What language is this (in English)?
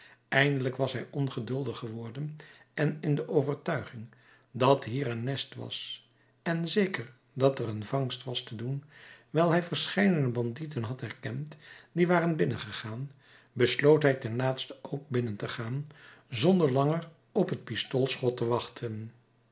Dutch